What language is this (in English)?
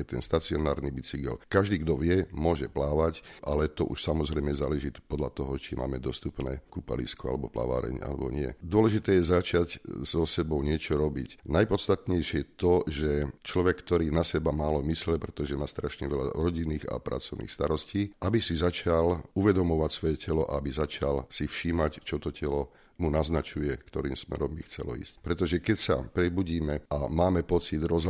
Slovak